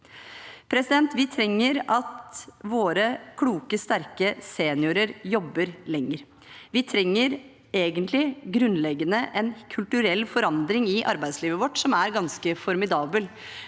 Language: Norwegian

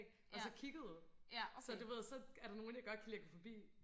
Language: Danish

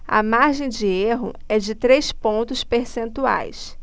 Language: Portuguese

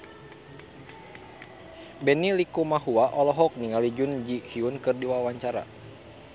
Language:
Sundanese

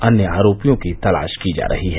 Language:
Hindi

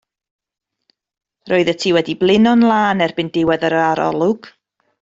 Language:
Welsh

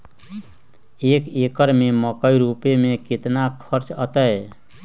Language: Magahi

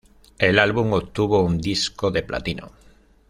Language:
Spanish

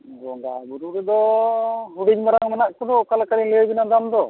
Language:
Santali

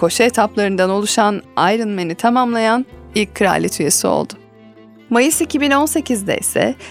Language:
Turkish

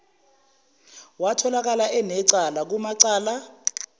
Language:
Zulu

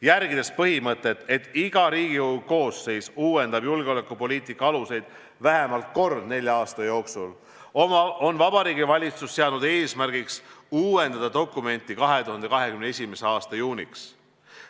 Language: Estonian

